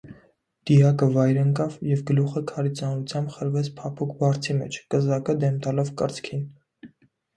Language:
Armenian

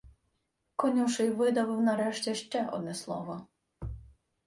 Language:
Ukrainian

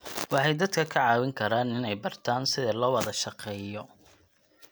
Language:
Somali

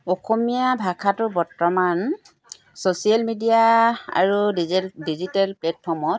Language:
Assamese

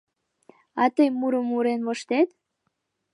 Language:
Mari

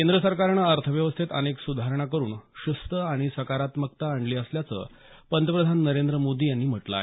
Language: Marathi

